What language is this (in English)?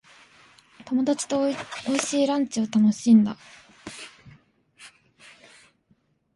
Japanese